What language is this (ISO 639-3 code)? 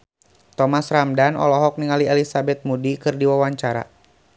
sun